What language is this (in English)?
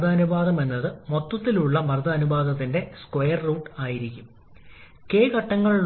Malayalam